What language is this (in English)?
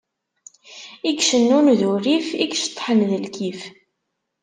Kabyle